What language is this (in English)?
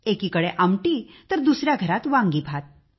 Marathi